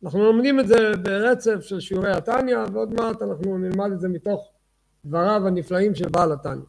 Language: Hebrew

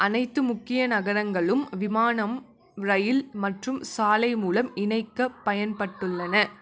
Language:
Tamil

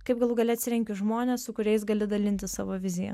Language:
Lithuanian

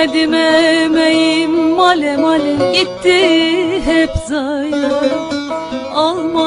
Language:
Turkish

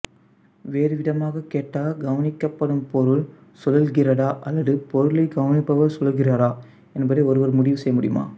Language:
Tamil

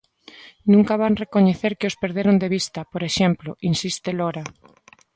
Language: Galician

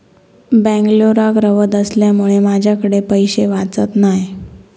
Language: Marathi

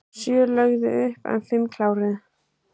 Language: Icelandic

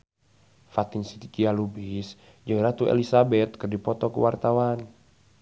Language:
Sundanese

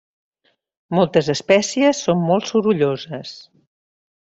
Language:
Catalan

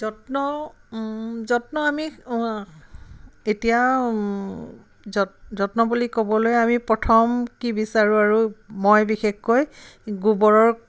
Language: Assamese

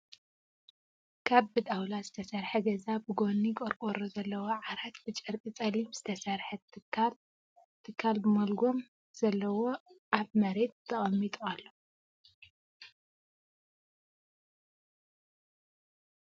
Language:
Tigrinya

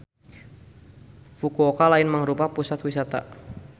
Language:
Sundanese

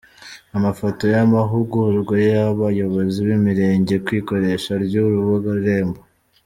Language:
Kinyarwanda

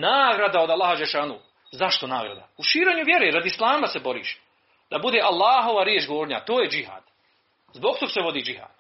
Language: Croatian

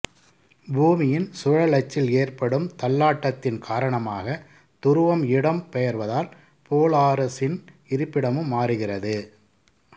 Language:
Tamil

